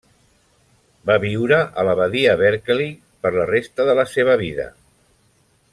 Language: Catalan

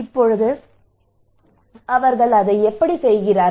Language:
Tamil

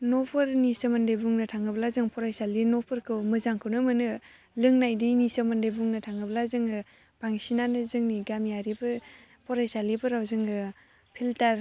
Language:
Bodo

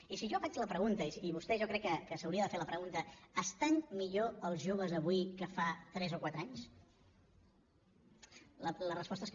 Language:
Catalan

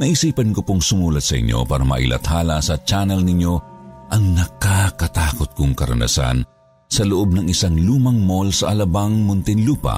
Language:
Filipino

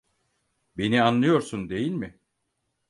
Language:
Turkish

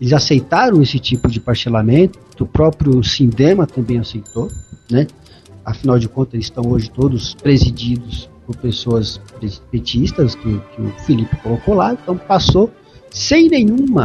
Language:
Portuguese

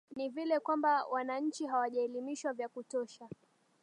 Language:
Swahili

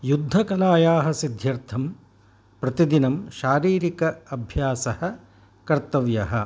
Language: Sanskrit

